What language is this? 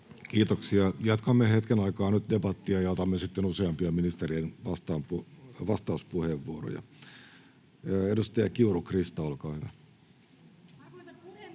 Finnish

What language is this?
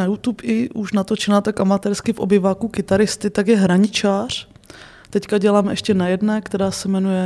Czech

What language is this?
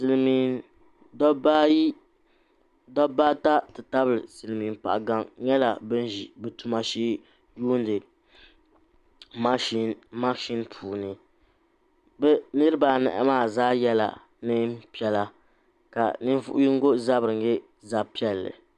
Dagbani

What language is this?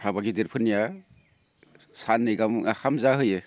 Bodo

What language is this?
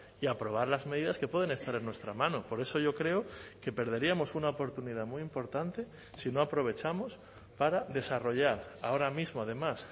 Spanish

